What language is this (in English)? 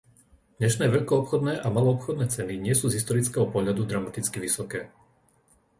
Slovak